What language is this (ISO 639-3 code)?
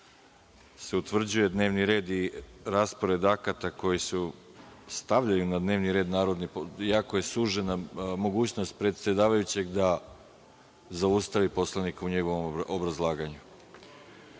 srp